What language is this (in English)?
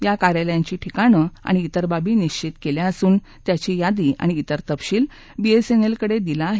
Marathi